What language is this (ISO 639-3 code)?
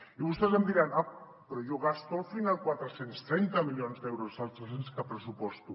cat